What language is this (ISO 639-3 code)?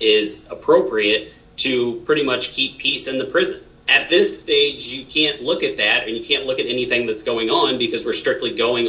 eng